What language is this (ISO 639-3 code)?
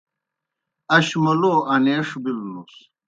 plk